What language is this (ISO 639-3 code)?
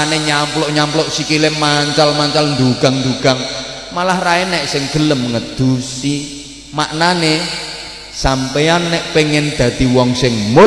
ind